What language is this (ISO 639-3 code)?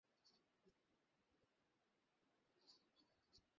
ben